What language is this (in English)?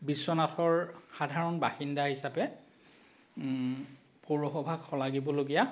Assamese